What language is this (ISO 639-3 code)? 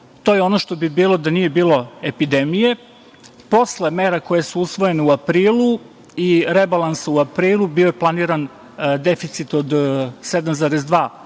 srp